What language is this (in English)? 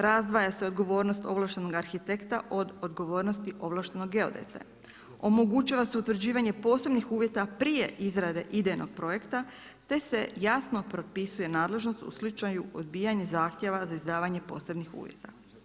Croatian